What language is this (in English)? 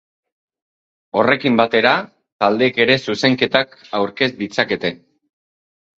Basque